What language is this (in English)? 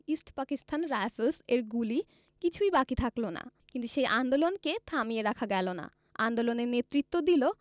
Bangla